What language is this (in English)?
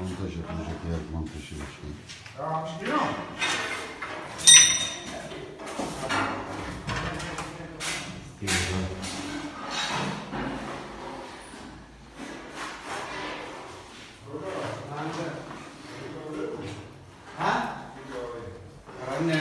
Turkish